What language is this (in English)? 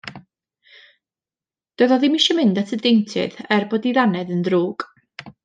Welsh